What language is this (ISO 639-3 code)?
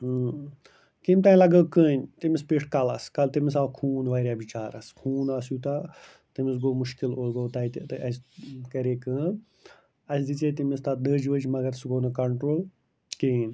kas